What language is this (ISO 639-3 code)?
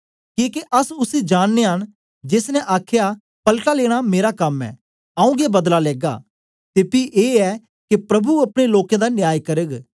doi